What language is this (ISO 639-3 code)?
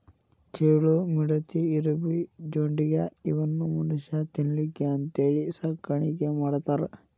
kan